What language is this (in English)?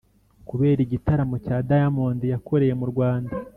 Kinyarwanda